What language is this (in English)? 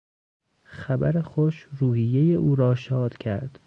Persian